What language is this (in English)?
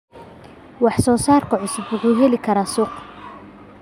Somali